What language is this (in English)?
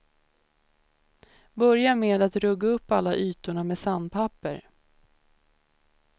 Swedish